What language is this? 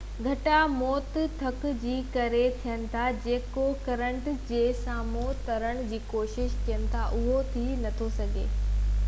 Sindhi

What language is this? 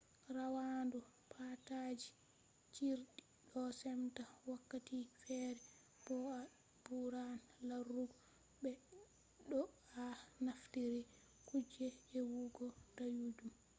Fula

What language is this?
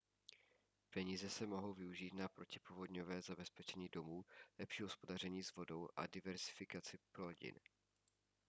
Czech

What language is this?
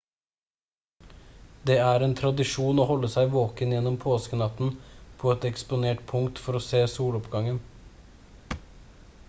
Norwegian Bokmål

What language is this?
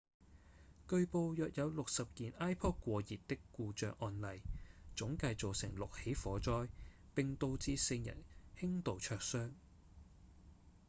Cantonese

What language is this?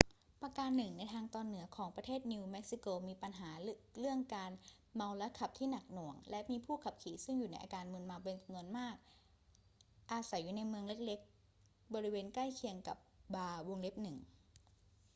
Thai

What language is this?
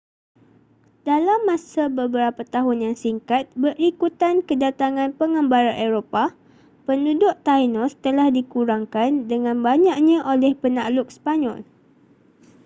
Malay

